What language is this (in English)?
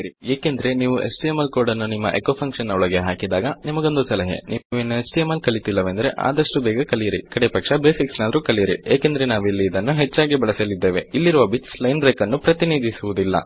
Kannada